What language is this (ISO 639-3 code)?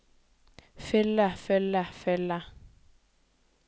nor